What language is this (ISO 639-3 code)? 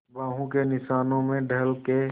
hin